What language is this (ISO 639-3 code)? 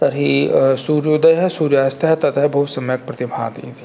san